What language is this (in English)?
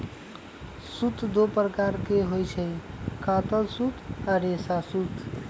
Magahi